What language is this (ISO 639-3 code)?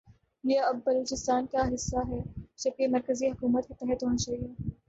urd